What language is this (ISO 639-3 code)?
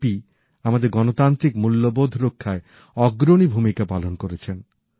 ben